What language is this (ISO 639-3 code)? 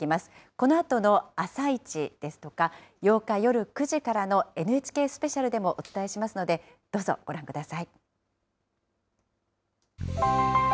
jpn